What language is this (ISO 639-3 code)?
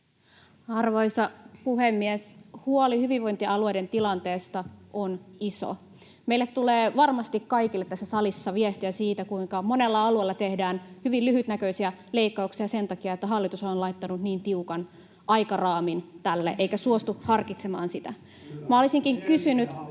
fin